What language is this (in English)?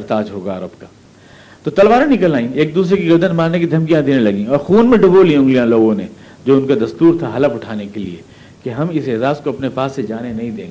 Urdu